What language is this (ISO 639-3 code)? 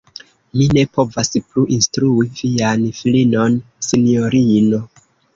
epo